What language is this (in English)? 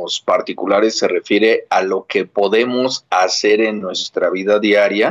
Spanish